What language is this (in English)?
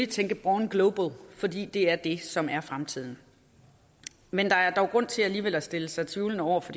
Danish